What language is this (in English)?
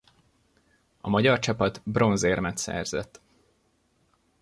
Hungarian